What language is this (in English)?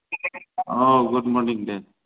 Bodo